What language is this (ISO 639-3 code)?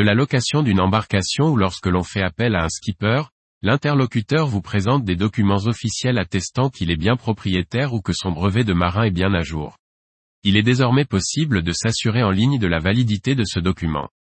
fra